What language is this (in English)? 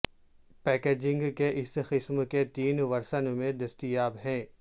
Urdu